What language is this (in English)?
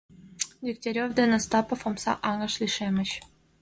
Mari